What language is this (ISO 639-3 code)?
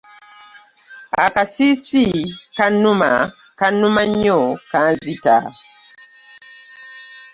lug